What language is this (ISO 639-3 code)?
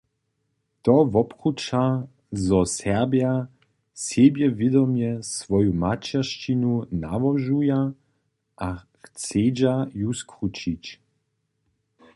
hsb